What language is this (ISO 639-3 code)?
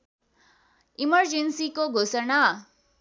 nep